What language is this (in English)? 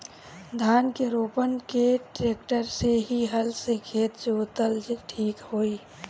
Bhojpuri